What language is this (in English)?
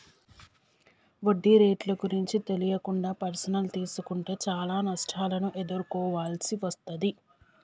Telugu